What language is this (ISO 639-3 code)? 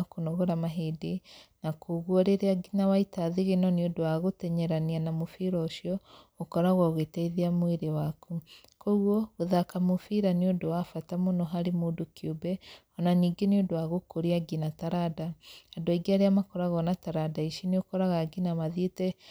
kik